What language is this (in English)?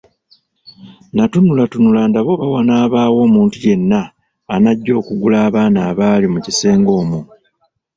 Ganda